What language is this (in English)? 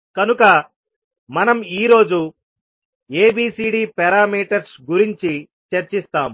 Telugu